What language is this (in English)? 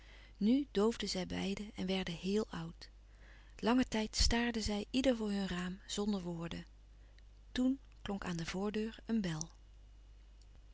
Dutch